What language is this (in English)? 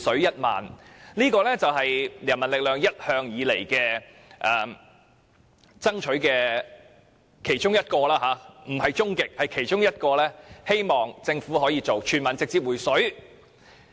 Cantonese